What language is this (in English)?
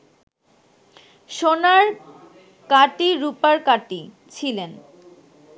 Bangla